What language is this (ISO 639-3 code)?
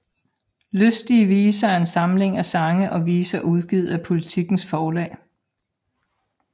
dan